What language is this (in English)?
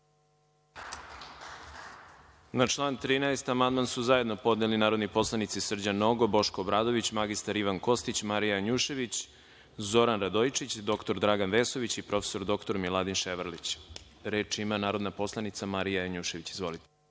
Serbian